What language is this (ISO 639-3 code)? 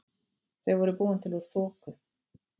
isl